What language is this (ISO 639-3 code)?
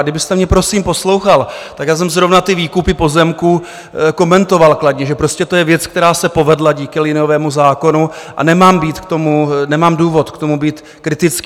ces